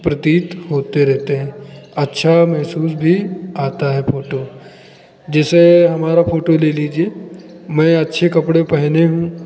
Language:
Hindi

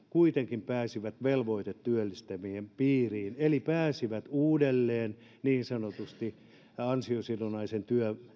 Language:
Finnish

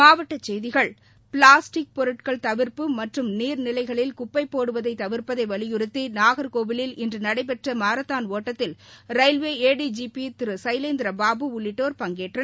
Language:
Tamil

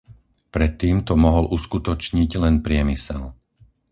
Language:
Slovak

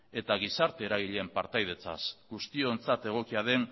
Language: Basque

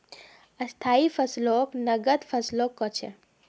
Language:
Magahi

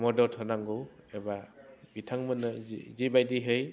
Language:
Bodo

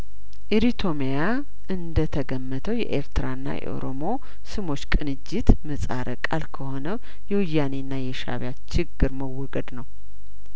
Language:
Amharic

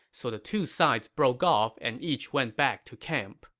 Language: English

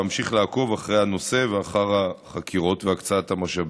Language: Hebrew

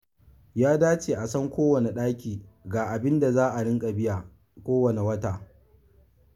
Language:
Hausa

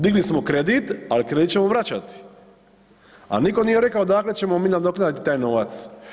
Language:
Croatian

